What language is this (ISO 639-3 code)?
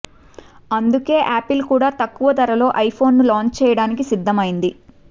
tel